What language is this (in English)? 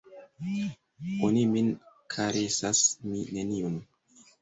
Esperanto